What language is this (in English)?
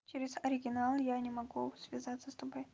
Russian